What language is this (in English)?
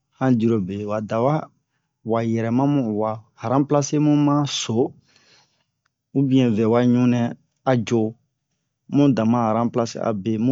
Bomu